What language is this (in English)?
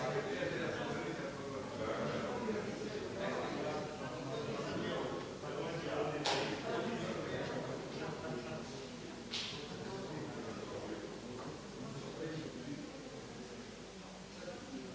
Croatian